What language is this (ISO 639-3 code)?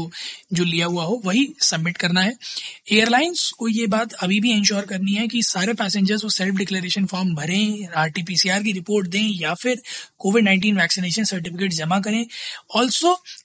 hin